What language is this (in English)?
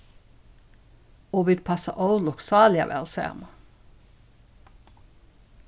Faroese